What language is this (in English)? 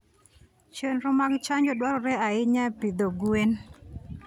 Luo (Kenya and Tanzania)